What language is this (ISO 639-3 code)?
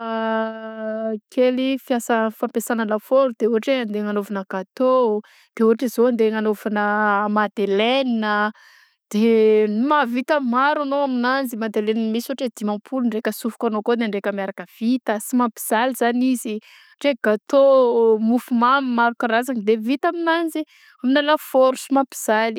bzc